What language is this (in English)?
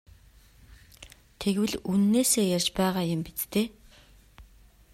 Mongolian